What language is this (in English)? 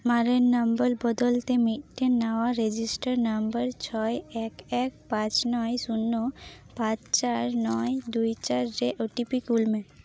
Santali